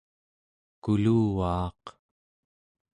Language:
Central Yupik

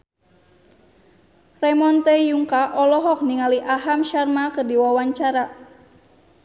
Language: Sundanese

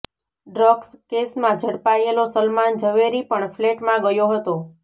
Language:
Gujarati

